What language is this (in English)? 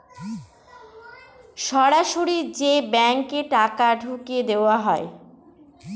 Bangla